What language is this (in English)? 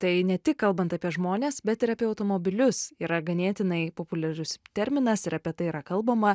Lithuanian